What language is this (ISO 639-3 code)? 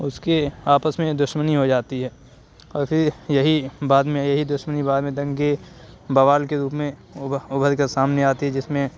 urd